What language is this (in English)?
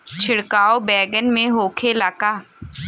Bhojpuri